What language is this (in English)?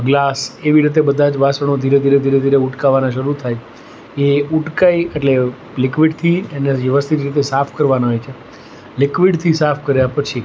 Gujarati